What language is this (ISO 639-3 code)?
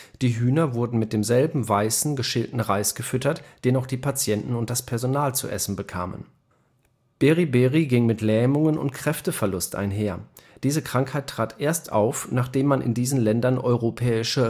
deu